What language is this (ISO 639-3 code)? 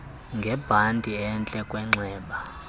xho